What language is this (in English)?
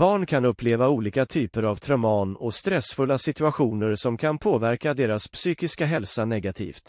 Swedish